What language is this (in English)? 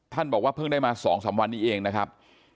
Thai